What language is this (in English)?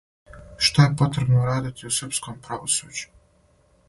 Serbian